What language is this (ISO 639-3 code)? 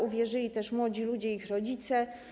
pol